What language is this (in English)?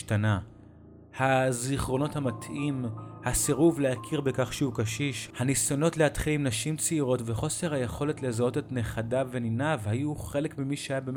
Hebrew